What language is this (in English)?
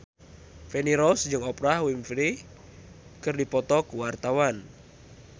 Sundanese